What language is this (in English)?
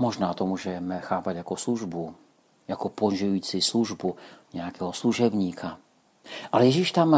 Czech